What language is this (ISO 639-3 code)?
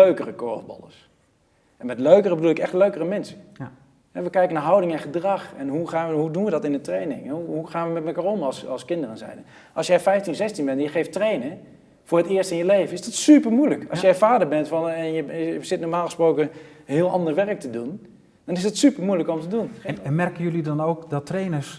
nld